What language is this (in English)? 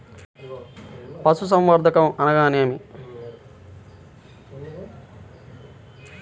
Telugu